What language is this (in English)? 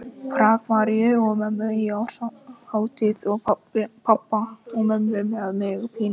Icelandic